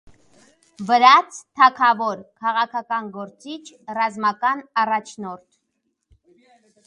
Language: Armenian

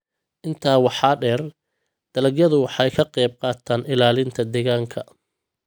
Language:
Somali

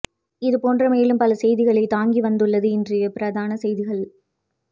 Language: Tamil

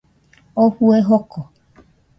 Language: Nüpode Huitoto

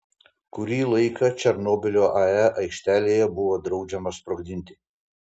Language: Lithuanian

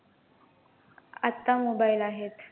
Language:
Marathi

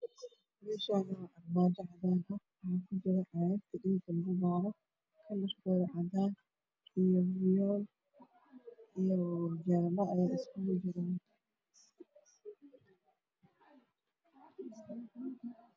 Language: Somali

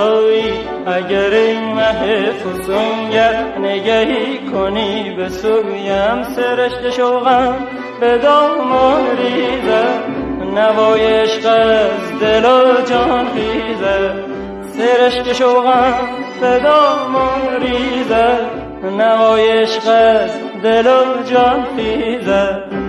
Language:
Persian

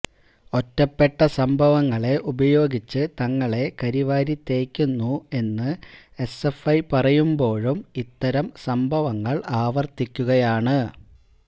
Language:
Malayalam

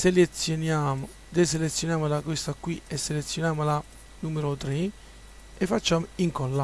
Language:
Italian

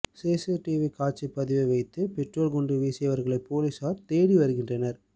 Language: Tamil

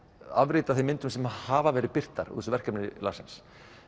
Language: Icelandic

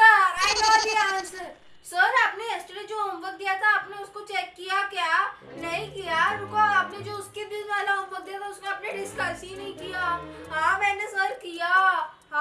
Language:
Hindi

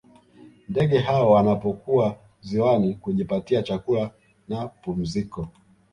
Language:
Swahili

